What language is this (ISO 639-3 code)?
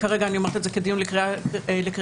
heb